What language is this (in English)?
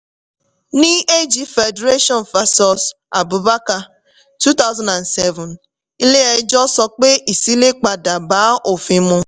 Yoruba